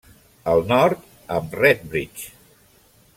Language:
Catalan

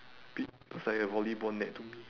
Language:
English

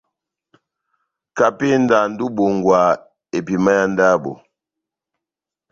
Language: Batanga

